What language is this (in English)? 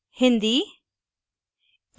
Hindi